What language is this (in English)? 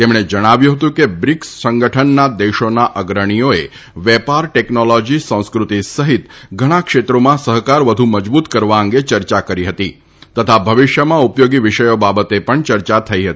Gujarati